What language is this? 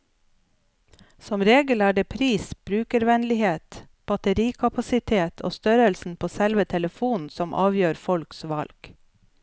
Norwegian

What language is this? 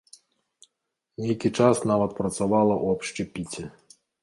Belarusian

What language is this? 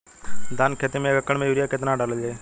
Bhojpuri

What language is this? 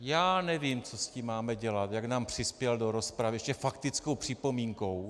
Czech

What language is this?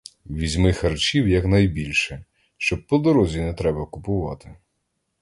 Ukrainian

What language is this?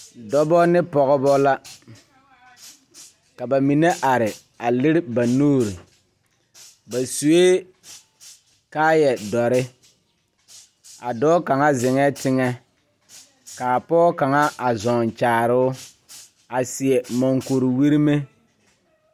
Southern Dagaare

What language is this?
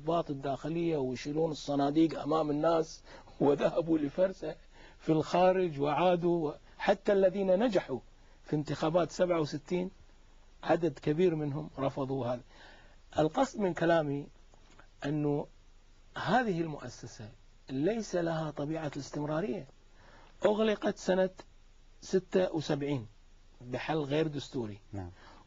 Arabic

